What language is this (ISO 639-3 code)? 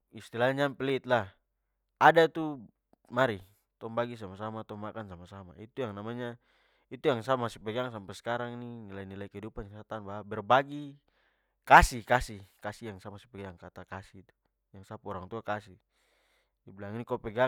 pmy